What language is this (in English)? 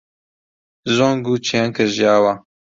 Central Kurdish